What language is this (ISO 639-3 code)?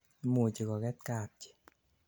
kln